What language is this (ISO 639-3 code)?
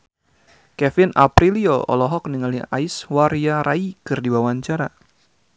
sun